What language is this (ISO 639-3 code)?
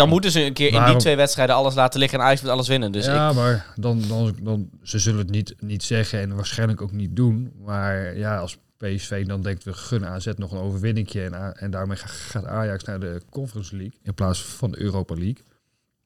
nld